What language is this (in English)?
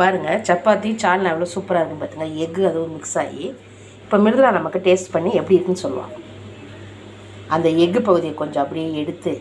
Tamil